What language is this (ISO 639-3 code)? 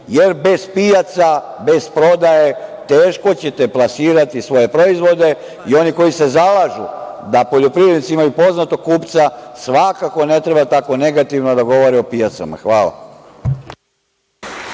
srp